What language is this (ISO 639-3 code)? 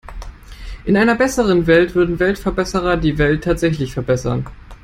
deu